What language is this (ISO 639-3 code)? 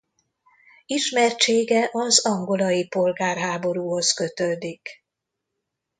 hun